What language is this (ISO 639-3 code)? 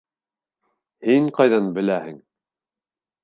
bak